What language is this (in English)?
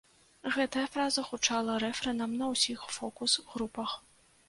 Belarusian